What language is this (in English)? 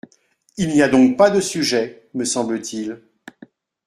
French